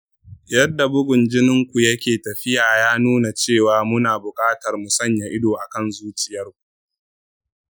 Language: Hausa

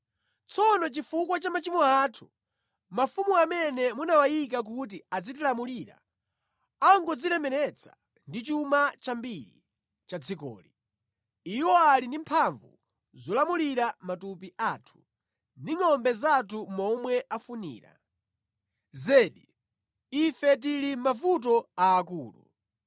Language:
Nyanja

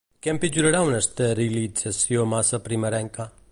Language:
Catalan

